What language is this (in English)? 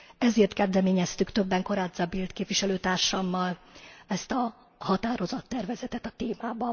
Hungarian